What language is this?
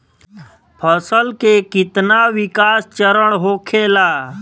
Bhojpuri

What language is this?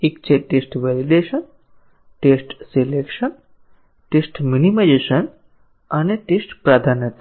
Gujarati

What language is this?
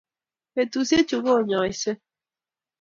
Kalenjin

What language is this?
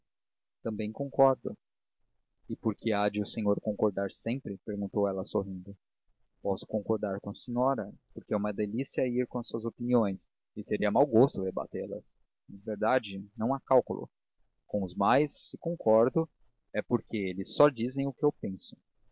Portuguese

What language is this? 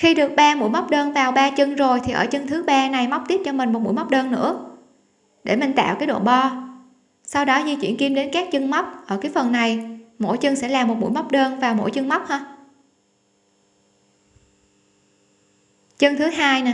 Vietnamese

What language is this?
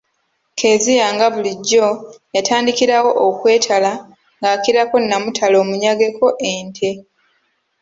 Ganda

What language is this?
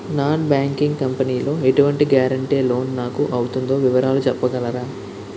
Telugu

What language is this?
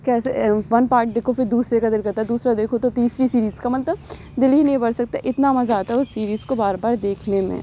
Urdu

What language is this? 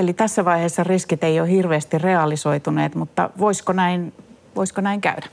Finnish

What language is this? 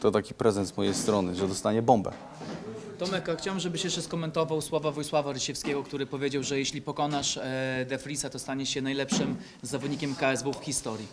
Polish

